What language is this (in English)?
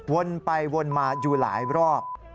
Thai